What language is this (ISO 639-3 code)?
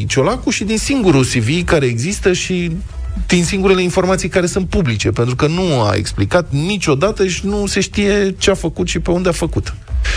ron